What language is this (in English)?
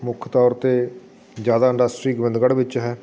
Punjabi